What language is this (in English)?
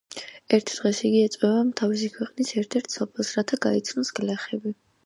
Georgian